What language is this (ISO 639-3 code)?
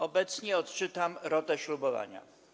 pol